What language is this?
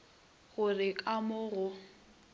Northern Sotho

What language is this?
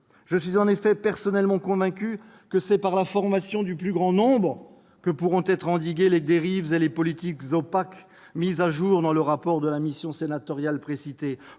French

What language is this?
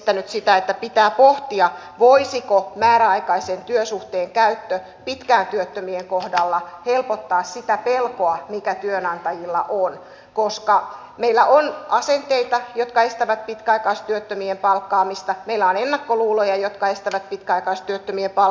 Finnish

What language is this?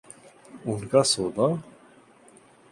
Urdu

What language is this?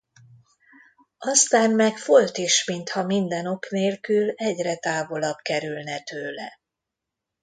Hungarian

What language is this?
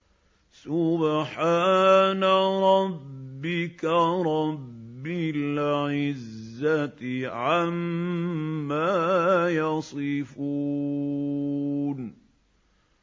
Arabic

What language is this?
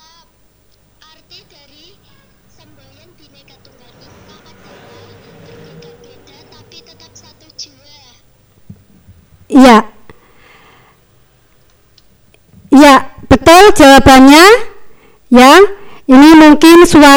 Indonesian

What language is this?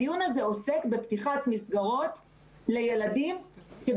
Hebrew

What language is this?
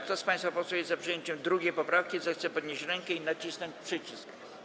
Polish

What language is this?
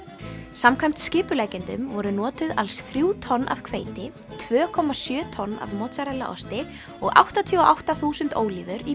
Icelandic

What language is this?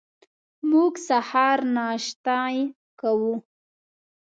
Pashto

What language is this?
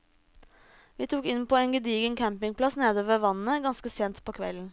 Norwegian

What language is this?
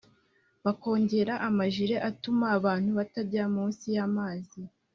Kinyarwanda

